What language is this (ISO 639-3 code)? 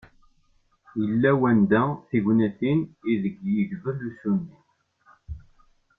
kab